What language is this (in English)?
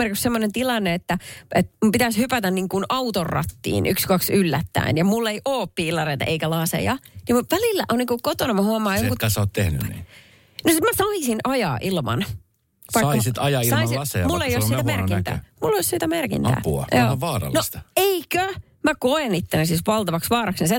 Finnish